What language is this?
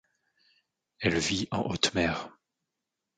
French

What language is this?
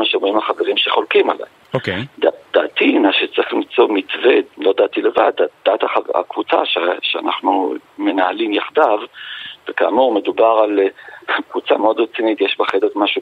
Hebrew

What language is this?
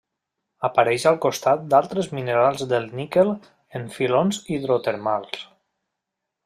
Catalan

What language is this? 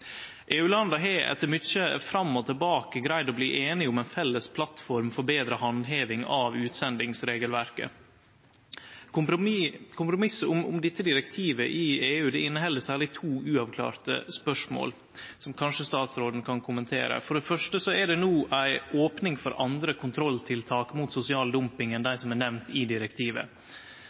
Norwegian Nynorsk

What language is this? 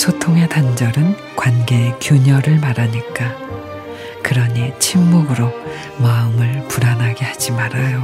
Korean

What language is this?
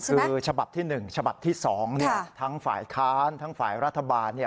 Thai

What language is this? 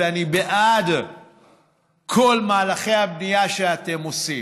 Hebrew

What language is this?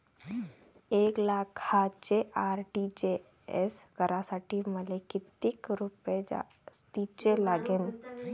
Marathi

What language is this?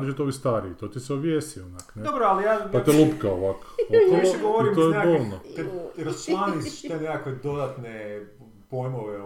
Croatian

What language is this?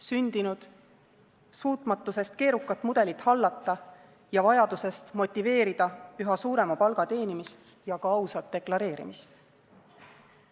Estonian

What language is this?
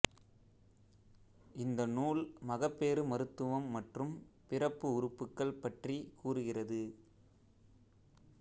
Tamil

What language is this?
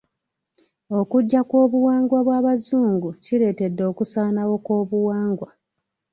Ganda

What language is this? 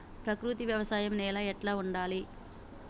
Telugu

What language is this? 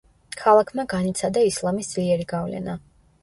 Georgian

